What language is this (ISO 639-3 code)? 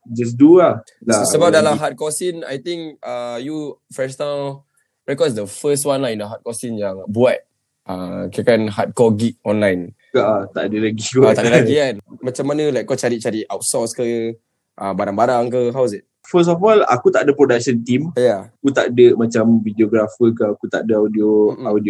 msa